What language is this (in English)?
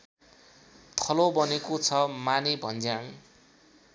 Nepali